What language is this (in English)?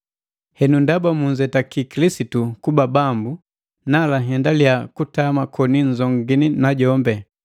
Matengo